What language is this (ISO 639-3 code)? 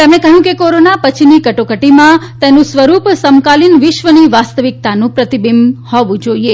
guj